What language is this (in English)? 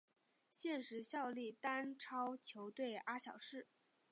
Chinese